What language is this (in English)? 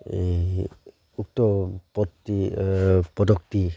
Assamese